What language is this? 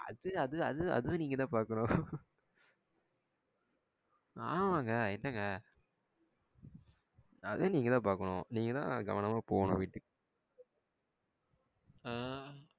Tamil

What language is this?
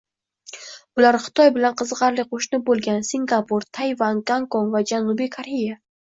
Uzbek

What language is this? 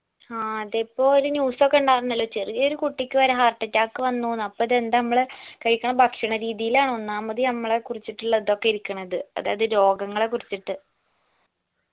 Malayalam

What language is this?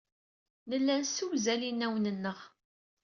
Kabyle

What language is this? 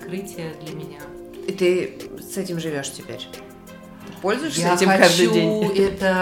Russian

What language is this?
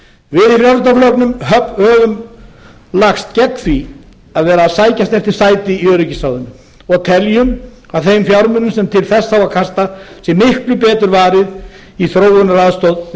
Icelandic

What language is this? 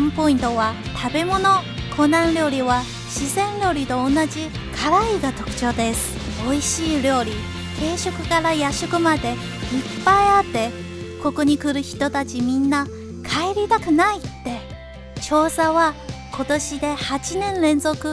Japanese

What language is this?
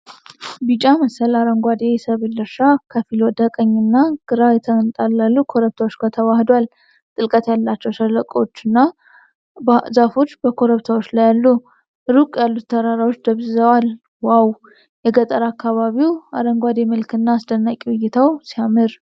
Amharic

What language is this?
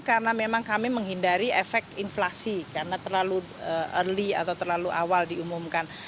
Indonesian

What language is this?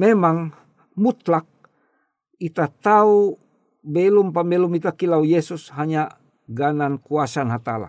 Indonesian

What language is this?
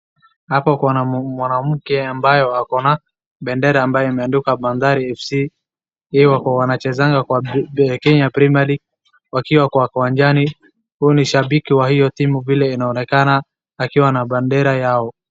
Swahili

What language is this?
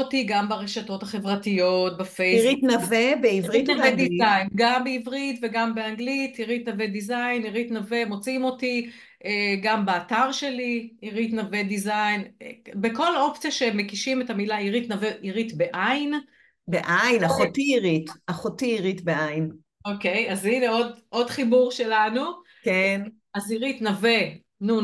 Hebrew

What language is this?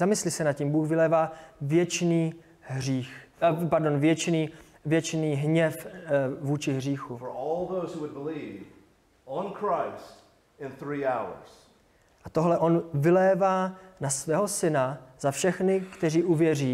Czech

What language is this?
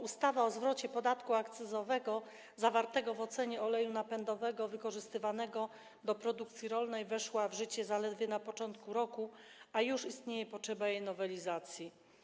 Polish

